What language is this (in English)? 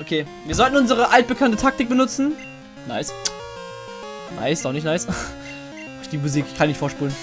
German